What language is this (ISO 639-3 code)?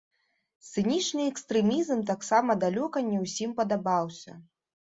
bel